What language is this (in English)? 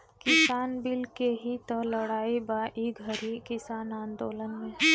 Bhojpuri